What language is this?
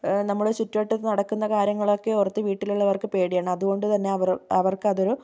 Malayalam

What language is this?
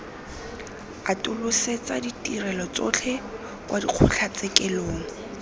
Tswana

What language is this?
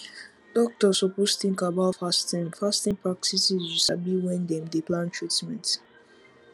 Nigerian Pidgin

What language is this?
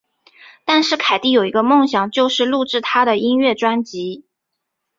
Chinese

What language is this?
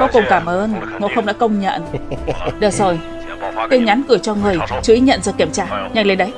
Vietnamese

